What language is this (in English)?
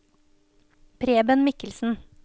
Norwegian